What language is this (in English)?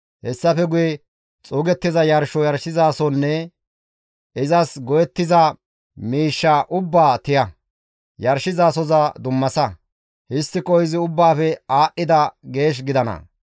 Gamo